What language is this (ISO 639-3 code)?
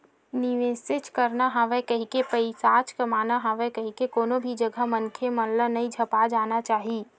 hne